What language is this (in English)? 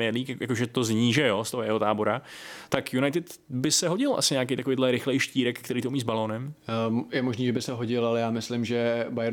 Czech